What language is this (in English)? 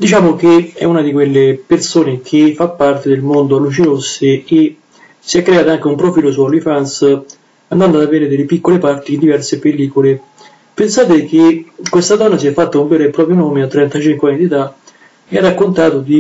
Italian